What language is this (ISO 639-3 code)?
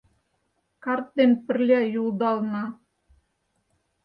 chm